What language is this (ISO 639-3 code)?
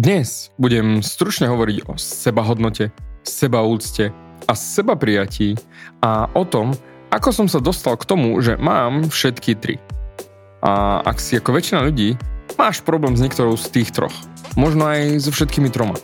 slk